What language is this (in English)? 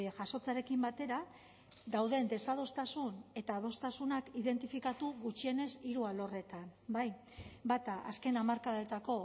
Basque